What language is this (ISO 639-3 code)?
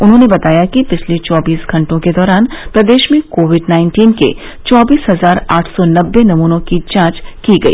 hin